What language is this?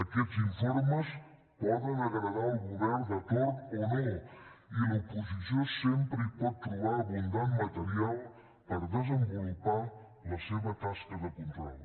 Catalan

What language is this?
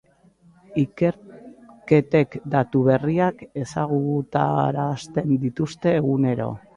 Basque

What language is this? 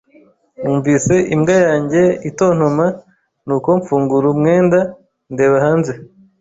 Kinyarwanda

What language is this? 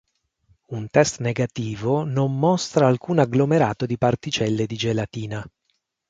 Italian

